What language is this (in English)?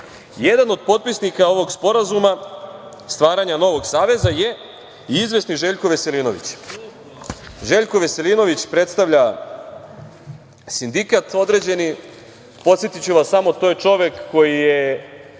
Serbian